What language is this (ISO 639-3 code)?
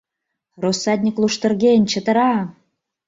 chm